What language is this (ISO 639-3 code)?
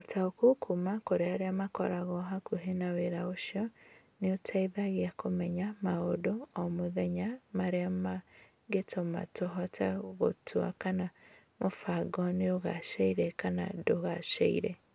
kik